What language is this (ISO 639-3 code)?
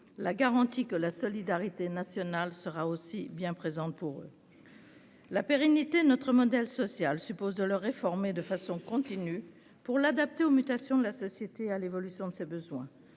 fra